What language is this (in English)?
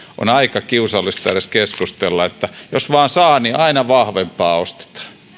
Finnish